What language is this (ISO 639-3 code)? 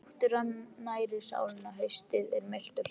isl